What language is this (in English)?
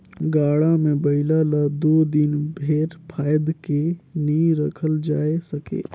Chhattisgarhi